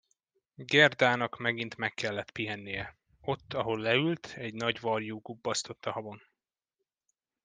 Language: Hungarian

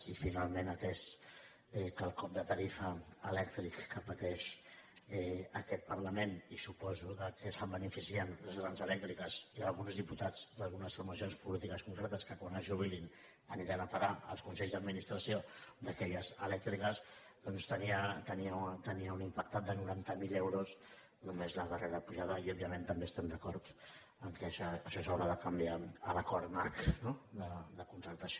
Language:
Catalan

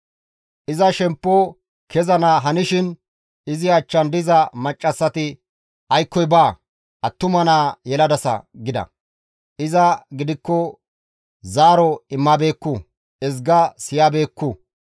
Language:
Gamo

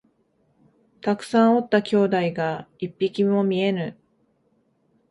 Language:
Japanese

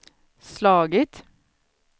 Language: Swedish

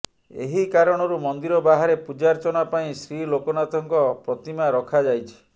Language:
Odia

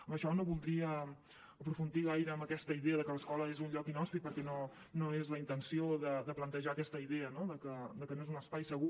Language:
Catalan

